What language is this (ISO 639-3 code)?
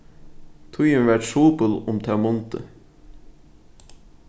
fao